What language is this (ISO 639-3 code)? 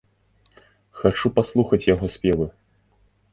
bel